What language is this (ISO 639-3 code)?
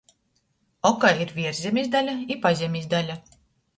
ltg